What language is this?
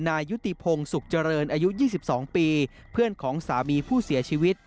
Thai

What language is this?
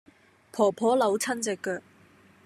Cantonese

